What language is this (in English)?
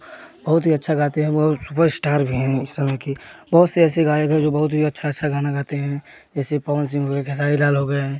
Hindi